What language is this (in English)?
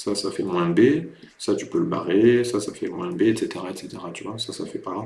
French